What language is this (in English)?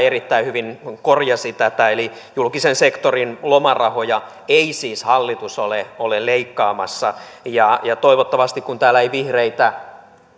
Finnish